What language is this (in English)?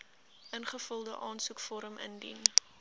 Afrikaans